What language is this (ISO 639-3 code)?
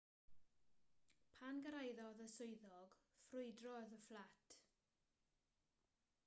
cym